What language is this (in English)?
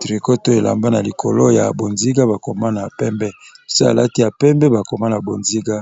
Lingala